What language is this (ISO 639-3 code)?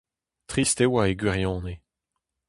bre